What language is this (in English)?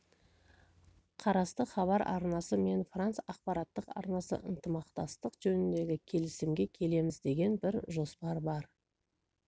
Kazakh